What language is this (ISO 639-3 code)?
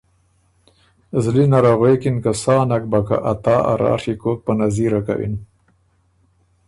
oru